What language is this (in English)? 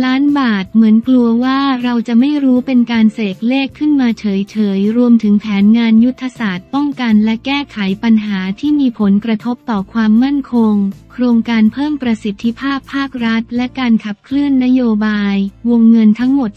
Thai